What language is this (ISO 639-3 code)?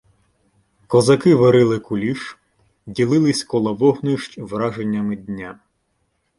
ukr